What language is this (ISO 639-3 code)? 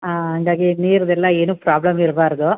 kan